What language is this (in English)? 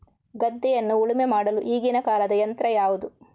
Kannada